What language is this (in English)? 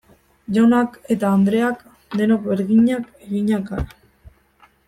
Basque